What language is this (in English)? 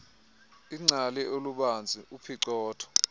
Xhosa